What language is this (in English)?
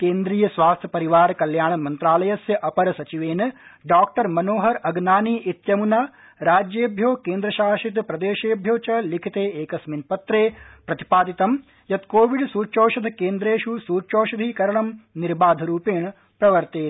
Sanskrit